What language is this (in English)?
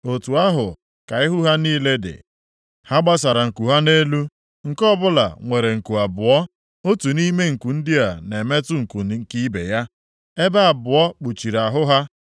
Igbo